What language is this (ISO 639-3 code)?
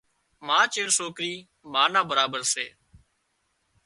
kxp